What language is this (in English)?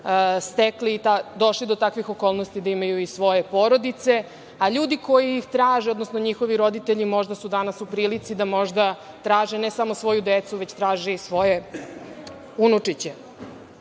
Serbian